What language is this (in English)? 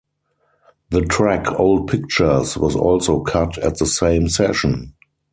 English